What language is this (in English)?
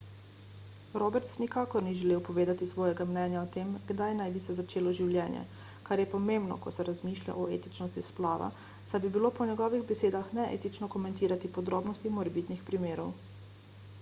Slovenian